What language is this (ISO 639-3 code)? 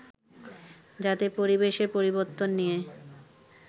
ben